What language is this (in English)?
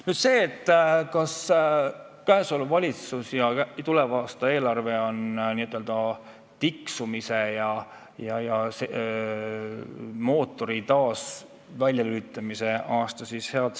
Estonian